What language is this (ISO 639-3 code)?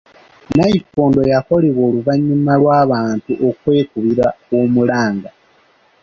lug